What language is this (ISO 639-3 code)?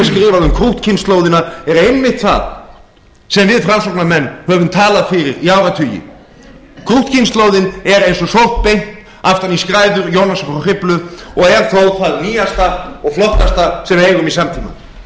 isl